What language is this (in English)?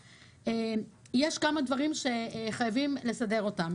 Hebrew